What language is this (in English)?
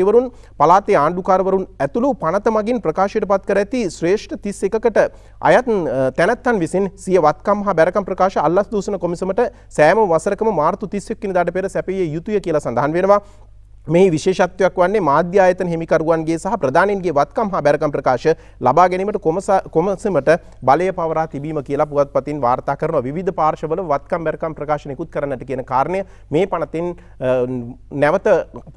Indonesian